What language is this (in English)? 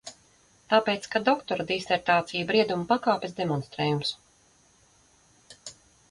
Latvian